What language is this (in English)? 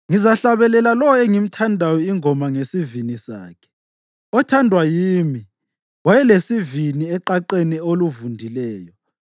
North Ndebele